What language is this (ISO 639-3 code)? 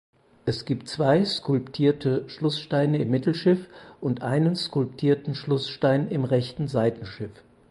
deu